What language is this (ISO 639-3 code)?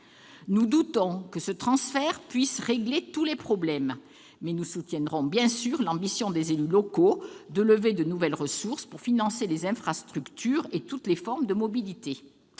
fra